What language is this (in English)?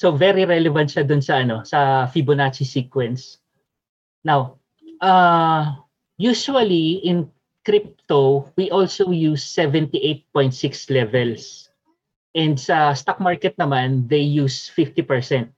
Filipino